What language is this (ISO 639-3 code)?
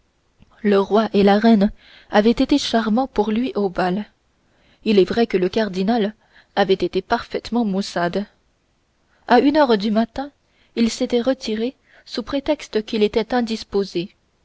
fra